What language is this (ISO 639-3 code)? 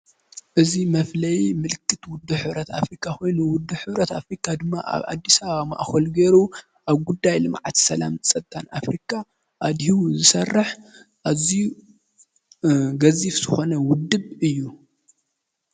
tir